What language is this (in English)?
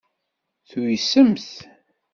Kabyle